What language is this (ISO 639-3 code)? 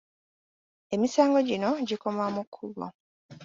lug